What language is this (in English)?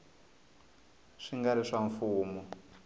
Tsonga